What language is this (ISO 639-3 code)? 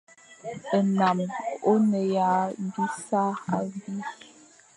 fan